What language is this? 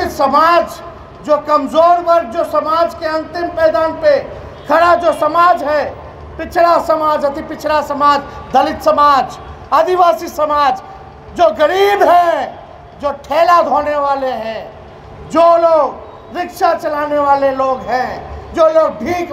Hindi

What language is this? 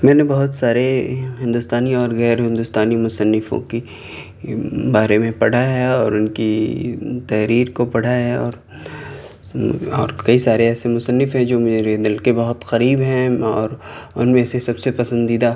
Urdu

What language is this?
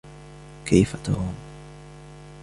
Arabic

